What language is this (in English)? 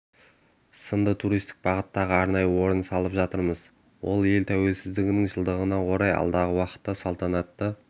Kazakh